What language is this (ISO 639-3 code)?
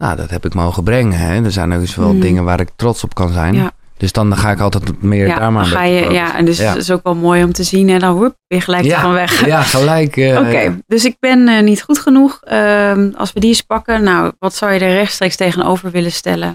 nld